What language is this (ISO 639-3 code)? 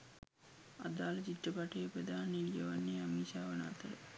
sin